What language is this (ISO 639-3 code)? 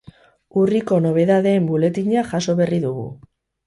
eus